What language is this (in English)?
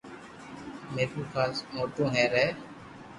Loarki